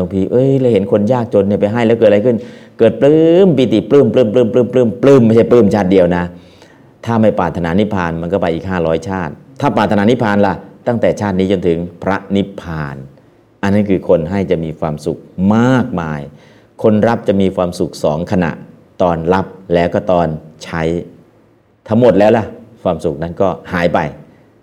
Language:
Thai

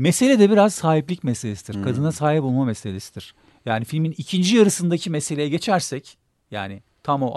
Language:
Turkish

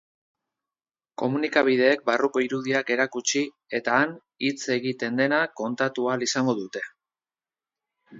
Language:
Basque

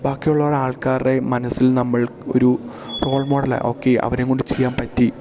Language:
Malayalam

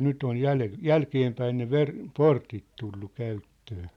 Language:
Finnish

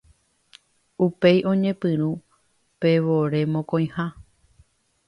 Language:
Guarani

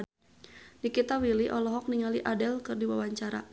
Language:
Sundanese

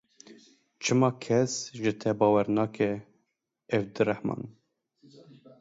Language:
Kurdish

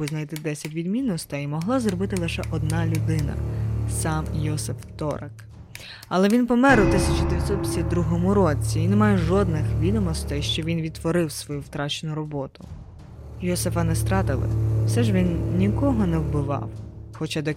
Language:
Ukrainian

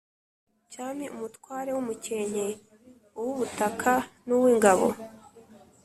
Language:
Kinyarwanda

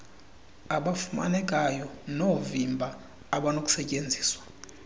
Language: Xhosa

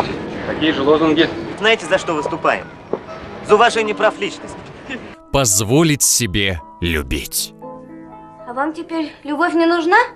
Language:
Russian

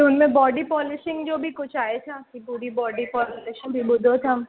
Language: Sindhi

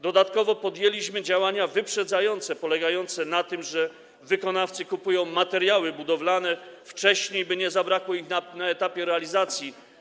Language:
Polish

